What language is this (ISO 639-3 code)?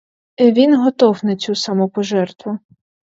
ukr